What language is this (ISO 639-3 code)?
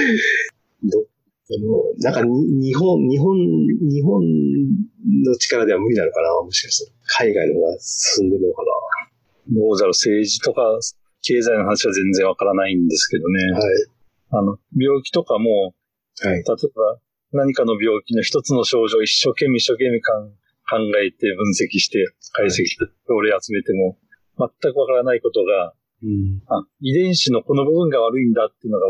jpn